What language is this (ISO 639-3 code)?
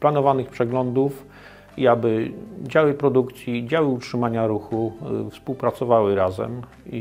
pol